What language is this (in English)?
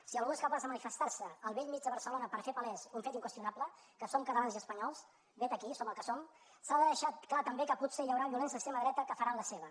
Catalan